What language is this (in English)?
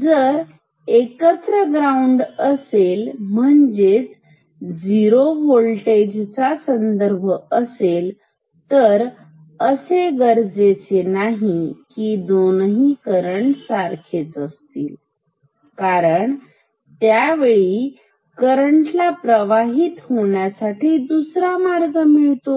Marathi